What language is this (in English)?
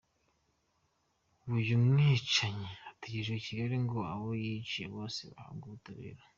Kinyarwanda